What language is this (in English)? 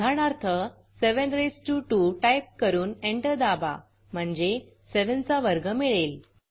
Marathi